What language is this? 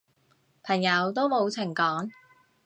Cantonese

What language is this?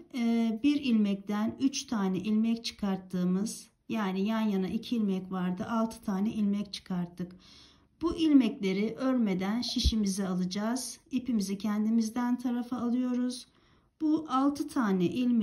Turkish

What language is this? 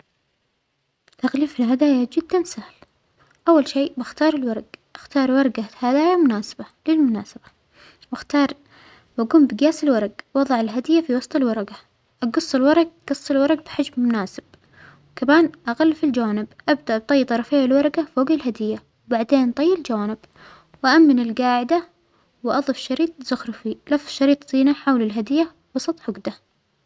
Omani Arabic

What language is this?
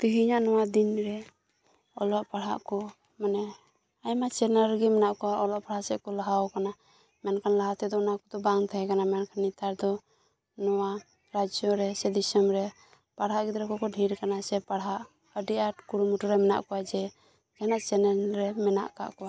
Santali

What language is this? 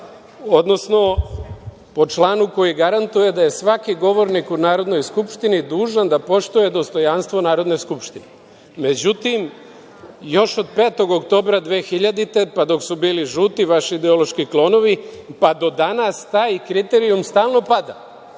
Serbian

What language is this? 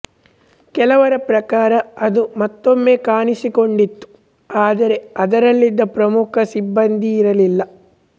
Kannada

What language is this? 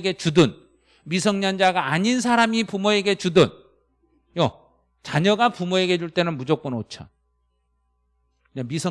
Korean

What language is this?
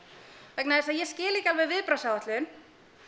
Icelandic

